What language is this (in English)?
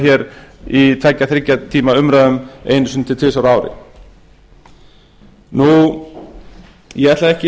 Icelandic